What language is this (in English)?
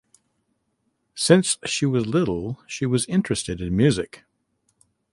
English